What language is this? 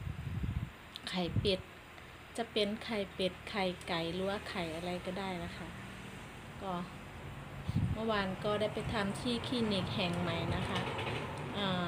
Thai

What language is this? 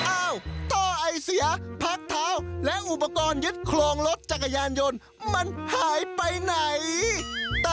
Thai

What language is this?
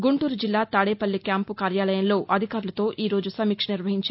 Telugu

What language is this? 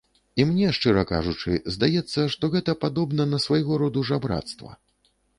Belarusian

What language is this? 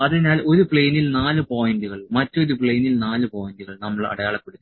Malayalam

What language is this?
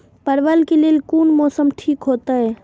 Maithili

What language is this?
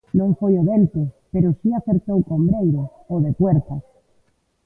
Galician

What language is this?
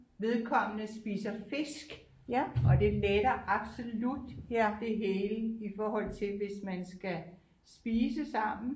Danish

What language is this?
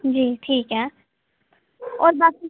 Dogri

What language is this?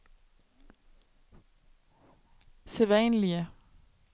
Danish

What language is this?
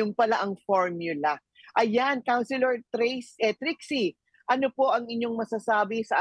Filipino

